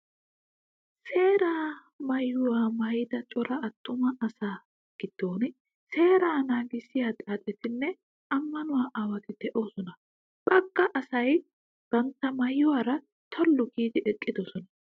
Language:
Wolaytta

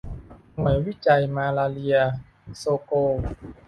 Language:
Thai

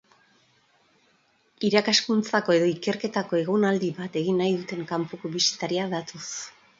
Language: Basque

